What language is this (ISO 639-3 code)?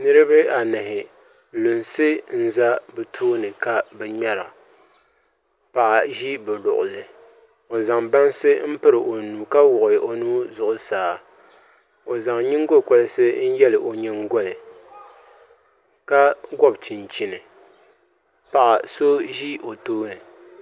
dag